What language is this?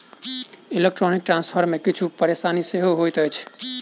Maithili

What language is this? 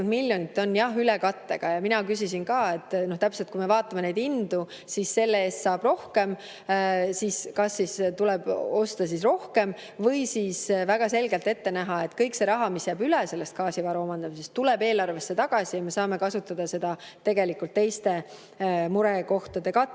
Estonian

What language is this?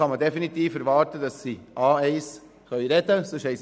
Swiss German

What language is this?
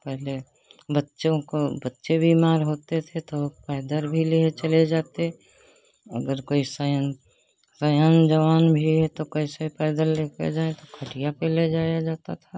Hindi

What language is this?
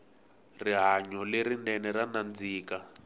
Tsonga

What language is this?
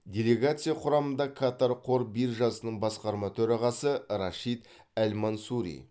Kazakh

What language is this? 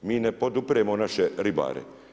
Croatian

